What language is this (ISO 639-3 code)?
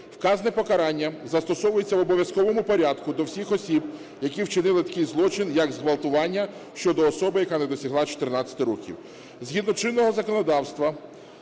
ukr